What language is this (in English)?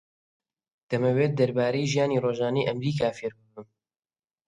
Central Kurdish